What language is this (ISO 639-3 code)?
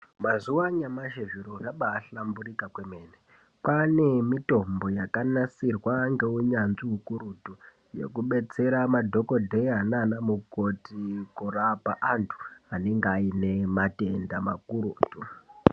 ndc